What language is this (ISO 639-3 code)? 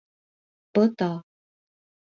por